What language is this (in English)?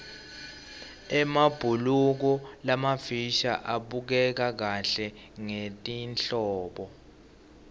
Swati